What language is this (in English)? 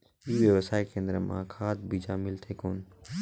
Chhattisgarhi